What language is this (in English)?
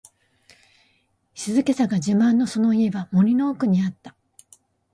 Japanese